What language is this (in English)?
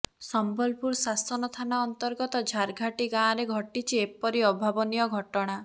Odia